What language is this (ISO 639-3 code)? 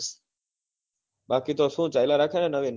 guj